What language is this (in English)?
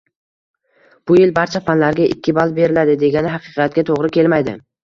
Uzbek